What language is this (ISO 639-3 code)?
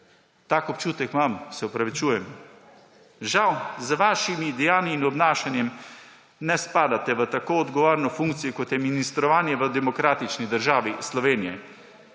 slv